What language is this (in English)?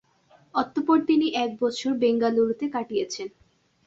Bangla